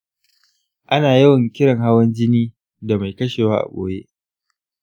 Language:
Hausa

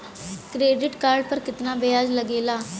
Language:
Bhojpuri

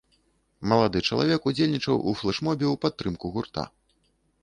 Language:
Belarusian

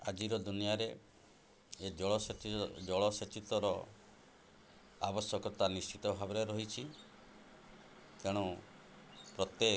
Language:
Odia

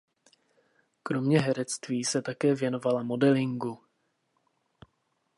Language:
Czech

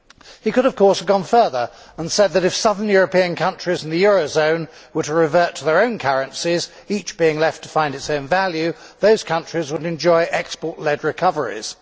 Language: English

